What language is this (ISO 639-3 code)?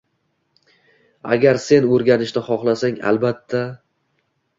uzb